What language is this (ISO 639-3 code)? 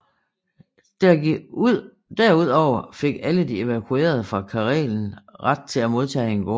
dan